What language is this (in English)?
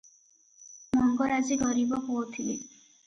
Odia